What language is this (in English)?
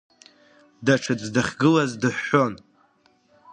Abkhazian